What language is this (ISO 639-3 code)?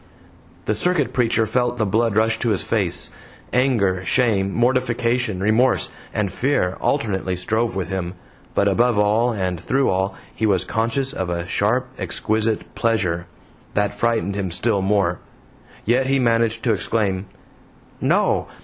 eng